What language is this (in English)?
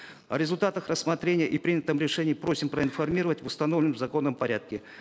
Kazakh